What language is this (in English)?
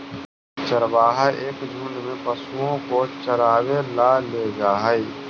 Magahi